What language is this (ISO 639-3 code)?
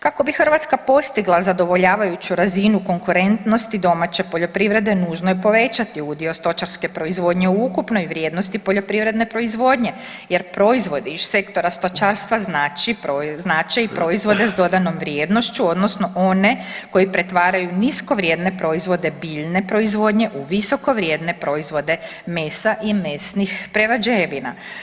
hrv